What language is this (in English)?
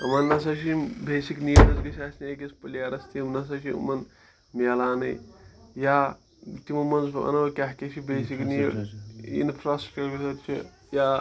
Kashmiri